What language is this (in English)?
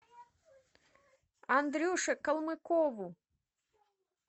Russian